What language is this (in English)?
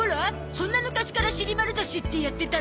Japanese